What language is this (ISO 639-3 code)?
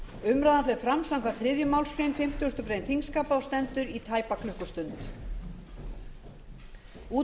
isl